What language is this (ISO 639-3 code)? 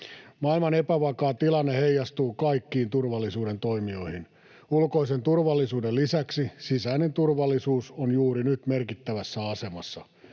fin